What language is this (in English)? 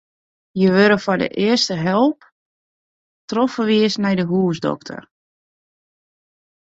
Western Frisian